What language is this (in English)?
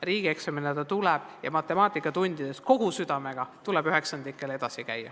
Estonian